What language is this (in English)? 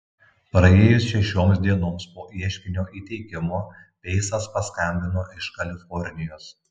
Lithuanian